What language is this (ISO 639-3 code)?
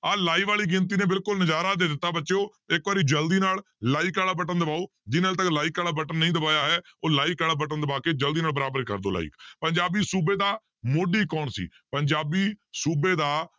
pan